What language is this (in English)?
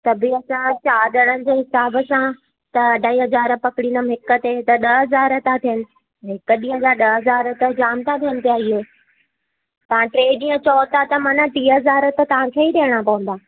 Sindhi